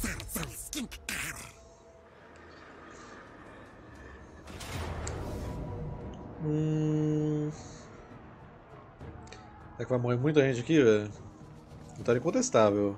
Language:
Portuguese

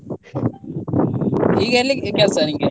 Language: Kannada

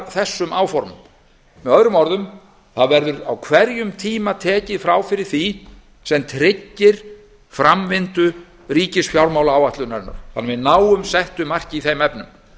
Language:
Icelandic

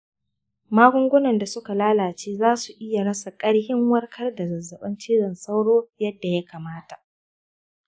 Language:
Hausa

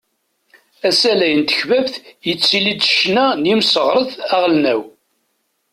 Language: Kabyle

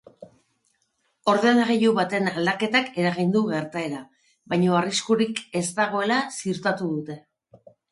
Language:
Basque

